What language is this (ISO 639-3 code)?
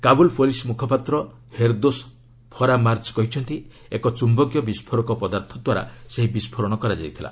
ori